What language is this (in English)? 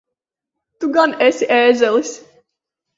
Latvian